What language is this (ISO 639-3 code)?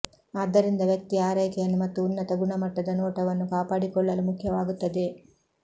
kan